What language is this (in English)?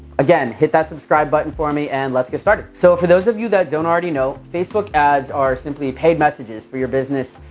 English